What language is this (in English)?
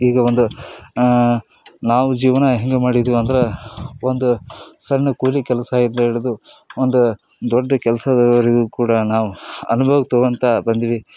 Kannada